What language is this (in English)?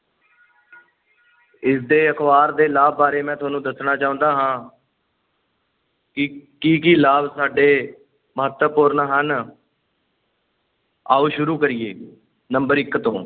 Punjabi